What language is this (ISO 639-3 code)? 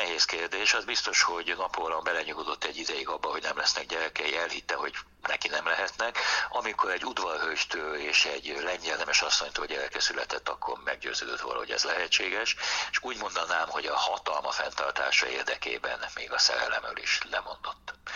hun